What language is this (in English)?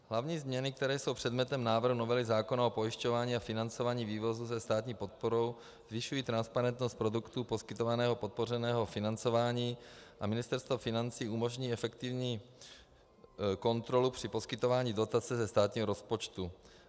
Czech